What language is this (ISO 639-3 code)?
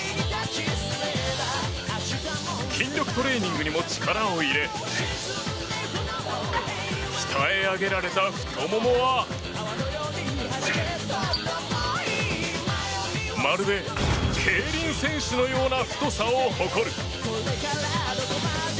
jpn